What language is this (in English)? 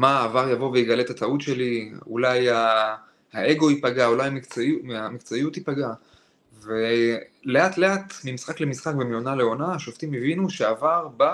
Hebrew